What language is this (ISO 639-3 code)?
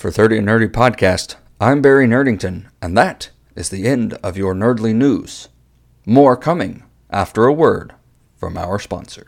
eng